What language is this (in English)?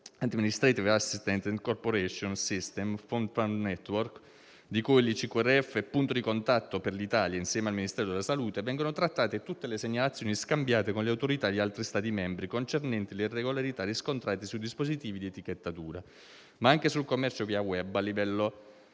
Italian